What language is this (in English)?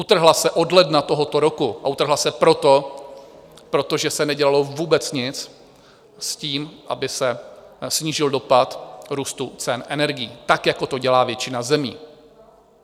Czech